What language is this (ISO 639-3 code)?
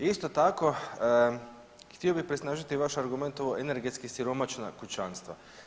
hrv